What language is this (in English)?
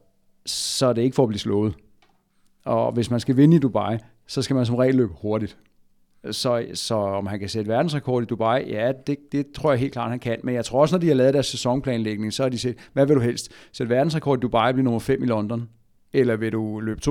Danish